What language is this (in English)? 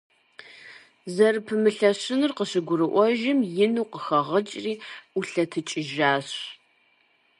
Kabardian